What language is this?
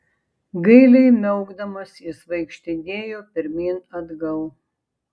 Lithuanian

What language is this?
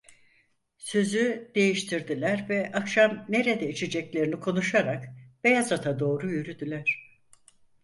Turkish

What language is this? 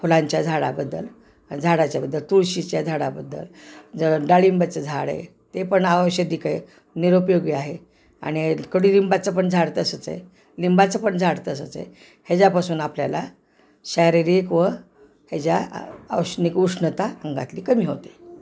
Marathi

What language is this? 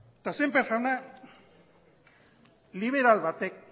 Basque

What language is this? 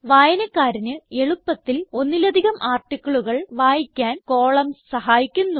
Malayalam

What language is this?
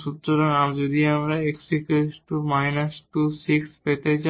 Bangla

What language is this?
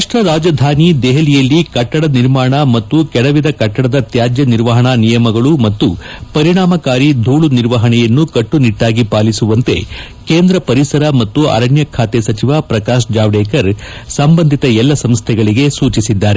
Kannada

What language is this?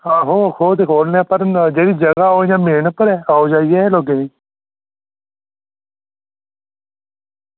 Dogri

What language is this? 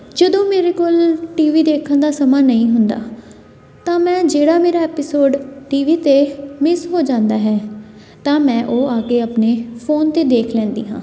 Punjabi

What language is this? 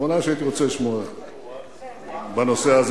Hebrew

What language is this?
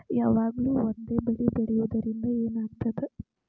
Kannada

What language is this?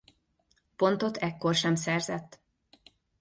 Hungarian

